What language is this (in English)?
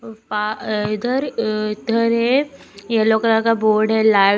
Hindi